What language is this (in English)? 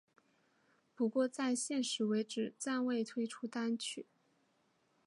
Chinese